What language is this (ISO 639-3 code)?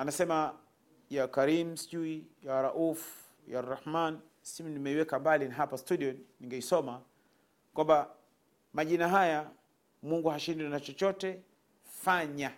swa